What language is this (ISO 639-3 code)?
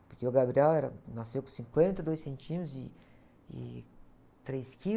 por